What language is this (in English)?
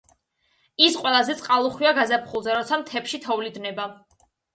Georgian